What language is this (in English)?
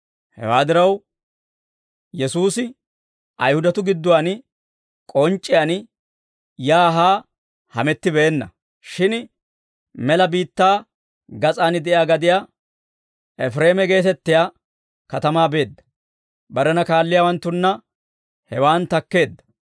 Dawro